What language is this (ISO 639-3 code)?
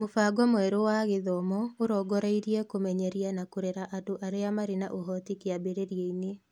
kik